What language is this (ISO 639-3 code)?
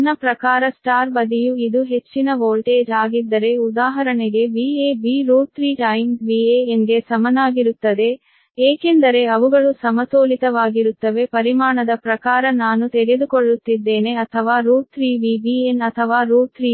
kan